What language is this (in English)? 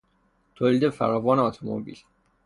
Persian